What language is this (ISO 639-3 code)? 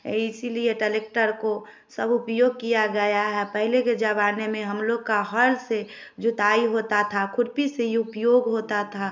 hin